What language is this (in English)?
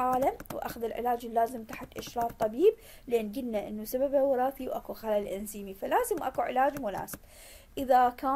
Arabic